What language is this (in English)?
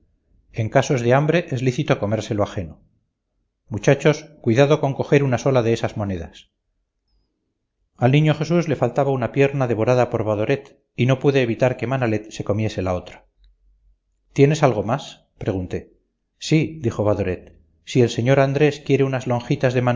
Spanish